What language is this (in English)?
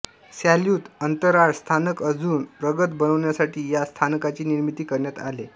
Marathi